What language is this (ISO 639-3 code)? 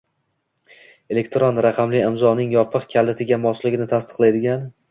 uzb